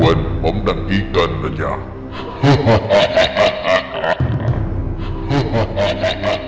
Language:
Vietnamese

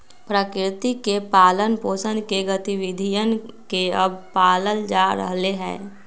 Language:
Magahi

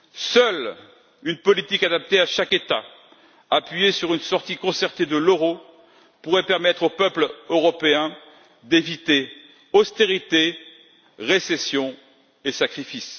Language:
French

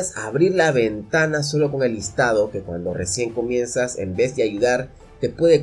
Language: Spanish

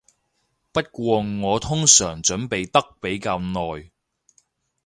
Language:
Cantonese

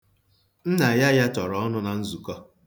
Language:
Igbo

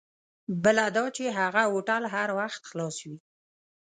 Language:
Pashto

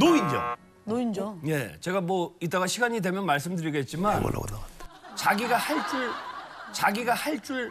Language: Korean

